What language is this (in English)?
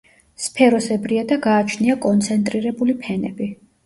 Georgian